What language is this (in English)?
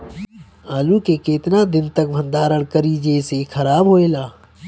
Bhojpuri